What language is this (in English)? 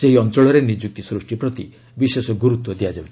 Odia